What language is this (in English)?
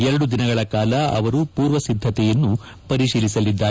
Kannada